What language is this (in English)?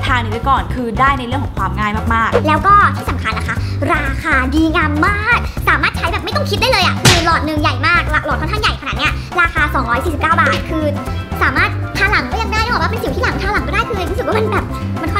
Thai